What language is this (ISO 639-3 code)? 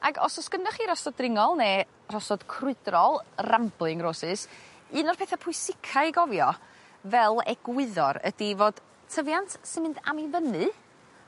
cym